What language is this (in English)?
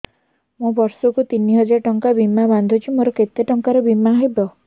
Odia